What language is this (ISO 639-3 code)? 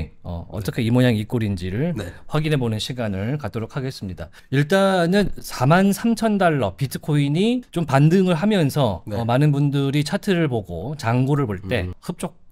kor